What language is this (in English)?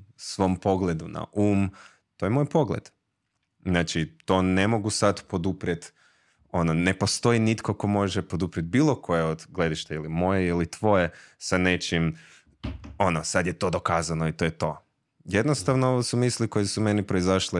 Croatian